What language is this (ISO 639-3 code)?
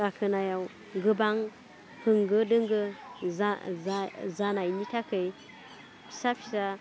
brx